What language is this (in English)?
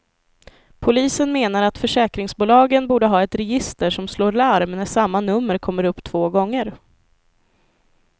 Swedish